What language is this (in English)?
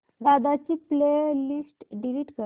Marathi